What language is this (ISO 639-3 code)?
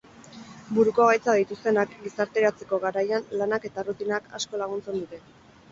eus